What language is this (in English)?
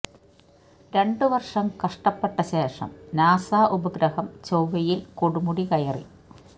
Malayalam